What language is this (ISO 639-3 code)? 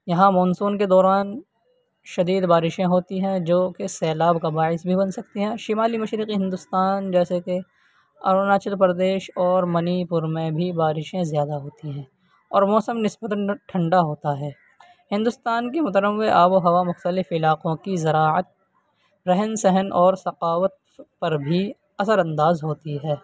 urd